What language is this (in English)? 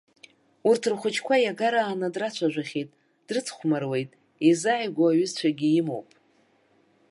Abkhazian